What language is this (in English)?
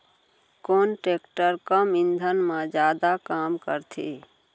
Chhattisgarhi